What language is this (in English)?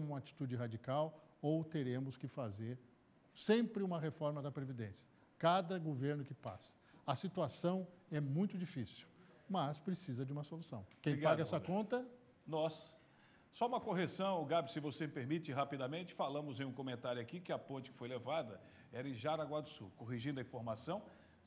Portuguese